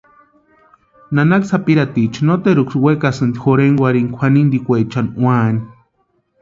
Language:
Western Highland Purepecha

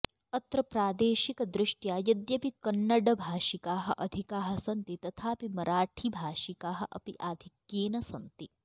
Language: Sanskrit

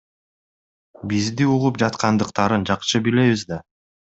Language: Kyrgyz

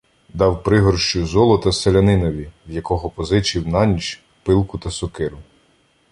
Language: Ukrainian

